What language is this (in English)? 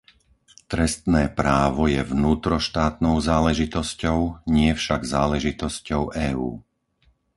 Slovak